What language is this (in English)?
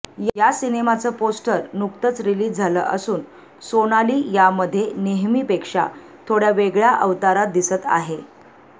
Marathi